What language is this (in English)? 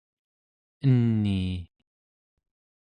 Central Yupik